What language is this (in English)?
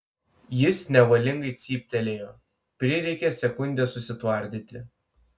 Lithuanian